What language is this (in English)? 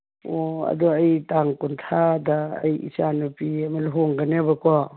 Manipuri